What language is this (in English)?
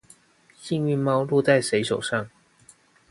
Chinese